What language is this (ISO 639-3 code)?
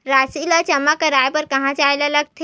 hne